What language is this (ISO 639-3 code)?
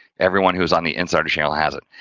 eng